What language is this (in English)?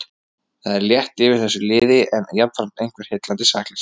Icelandic